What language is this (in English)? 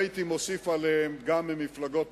Hebrew